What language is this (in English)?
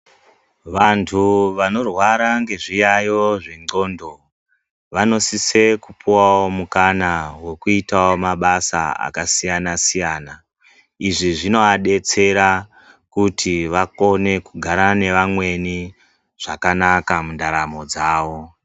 Ndau